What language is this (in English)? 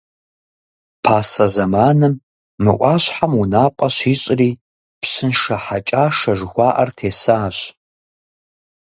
Kabardian